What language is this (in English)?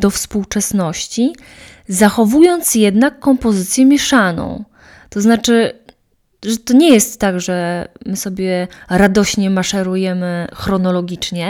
Polish